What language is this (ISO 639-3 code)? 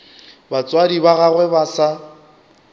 nso